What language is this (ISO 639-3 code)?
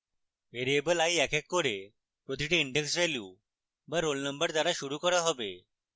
ben